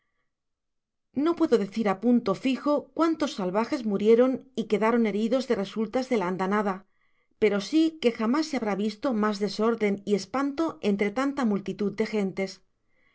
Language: Spanish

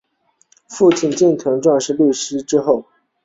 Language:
Chinese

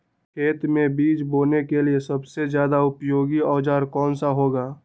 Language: Magahi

